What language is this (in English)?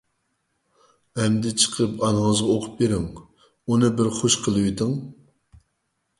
Uyghur